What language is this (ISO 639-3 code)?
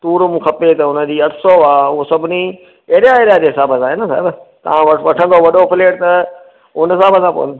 snd